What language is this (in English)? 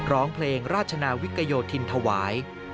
Thai